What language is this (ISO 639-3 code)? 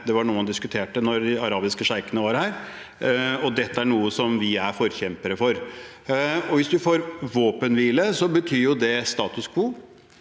nor